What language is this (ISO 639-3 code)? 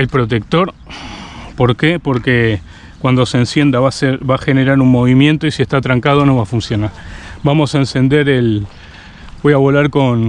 spa